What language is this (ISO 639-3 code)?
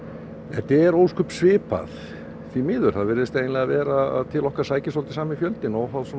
isl